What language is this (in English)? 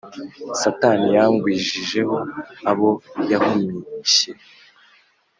Kinyarwanda